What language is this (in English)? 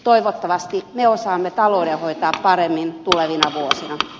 Finnish